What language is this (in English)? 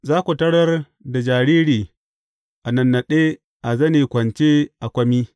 Hausa